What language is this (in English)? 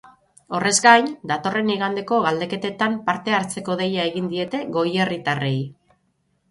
Basque